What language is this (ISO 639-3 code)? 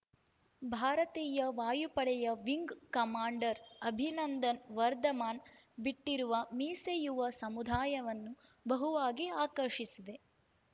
kan